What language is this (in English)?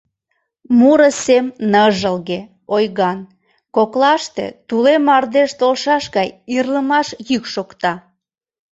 Mari